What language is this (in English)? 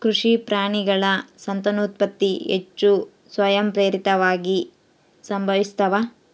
Kannada